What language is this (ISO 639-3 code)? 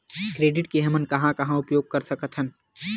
hne